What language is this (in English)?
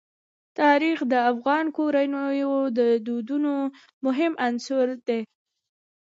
Pashto